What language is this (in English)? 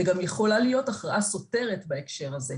Hebrew